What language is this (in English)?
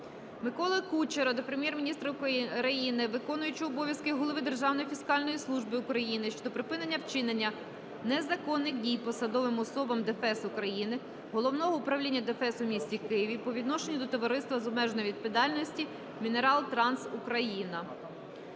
Ukrainian